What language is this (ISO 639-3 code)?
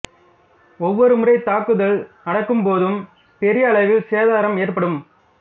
tam